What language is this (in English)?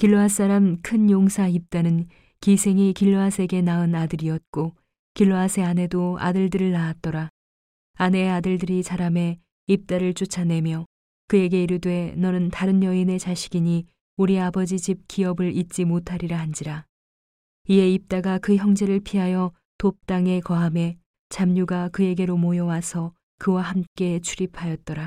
Korean